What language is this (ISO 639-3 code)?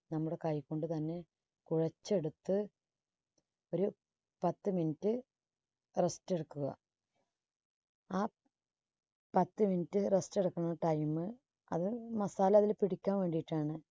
mal